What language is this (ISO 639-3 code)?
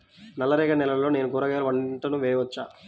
tel